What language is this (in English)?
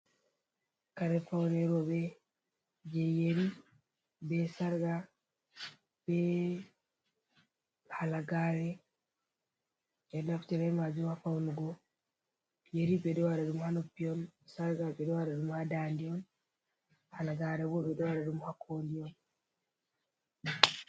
Fula